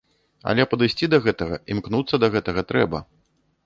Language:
Belarusian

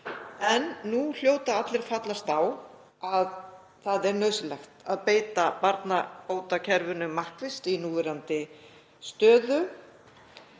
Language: Icelandic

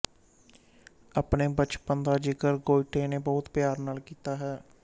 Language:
Punjabi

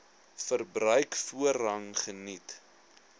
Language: Afrikaans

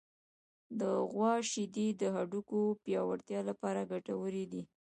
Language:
Pashto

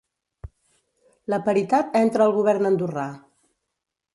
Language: Catalan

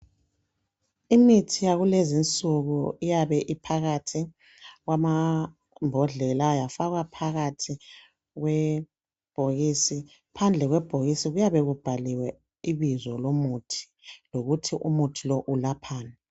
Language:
North Ndebele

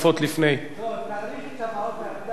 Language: Hebrew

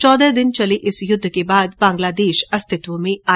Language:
Hindi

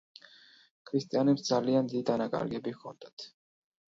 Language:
Georgian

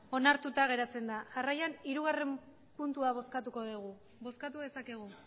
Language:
Basque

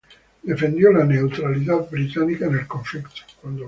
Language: Spanish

